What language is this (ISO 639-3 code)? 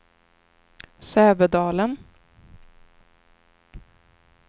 swe